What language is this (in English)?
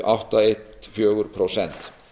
Icelandic